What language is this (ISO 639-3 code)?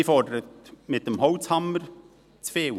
gsw